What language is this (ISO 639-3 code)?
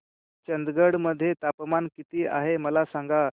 mar